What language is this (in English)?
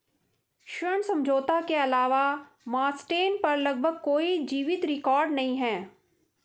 Hindi